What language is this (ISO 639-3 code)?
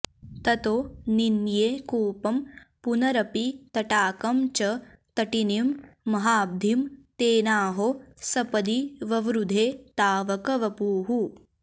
san